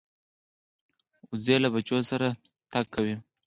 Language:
Pashto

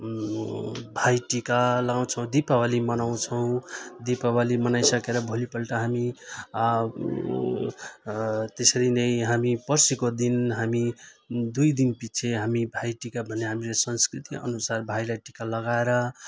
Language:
Nepali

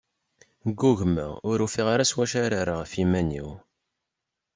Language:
Kabyle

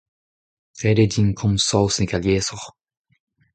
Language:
Breton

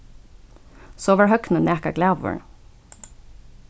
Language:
Faroese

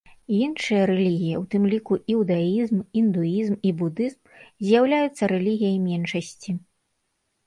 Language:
Belarusian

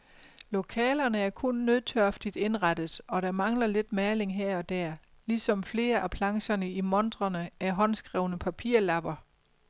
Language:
Danish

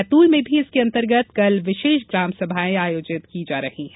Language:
Hindi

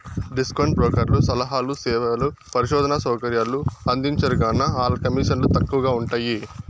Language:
Telugu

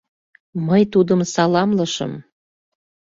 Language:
Mari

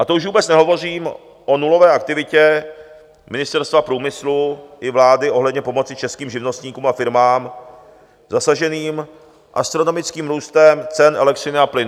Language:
Czech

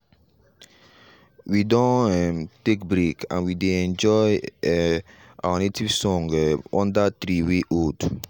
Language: Nigerian Pidgin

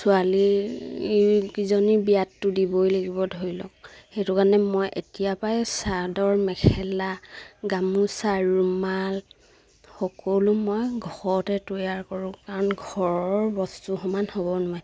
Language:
Assamese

